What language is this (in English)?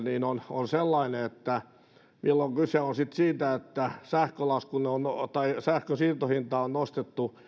Finnish